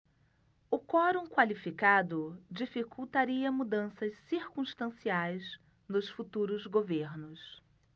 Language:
Portuguese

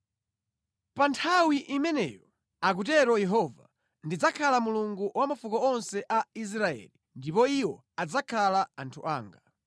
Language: Nyanja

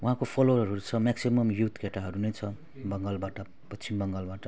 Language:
Nepali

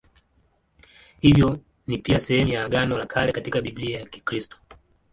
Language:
Swahili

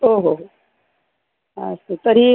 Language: Sanskrit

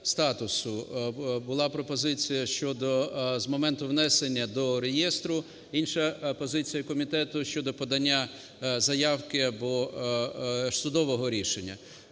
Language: Ukrainian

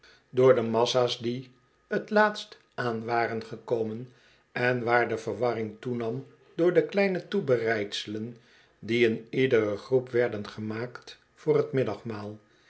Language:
Dutch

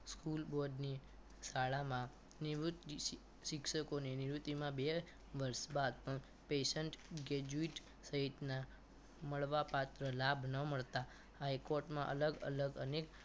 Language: Gujarati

